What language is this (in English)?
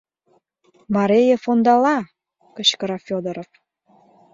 Mari